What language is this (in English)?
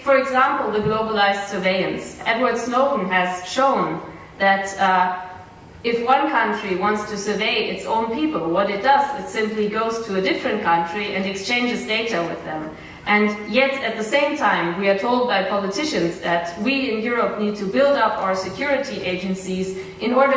English